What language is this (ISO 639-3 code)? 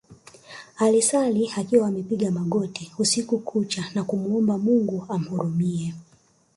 swa